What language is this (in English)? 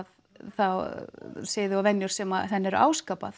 Icelandic